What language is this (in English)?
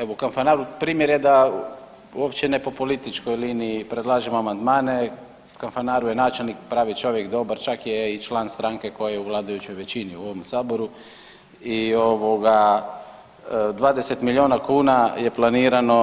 Croatian